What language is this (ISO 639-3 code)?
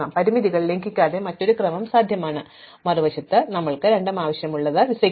mal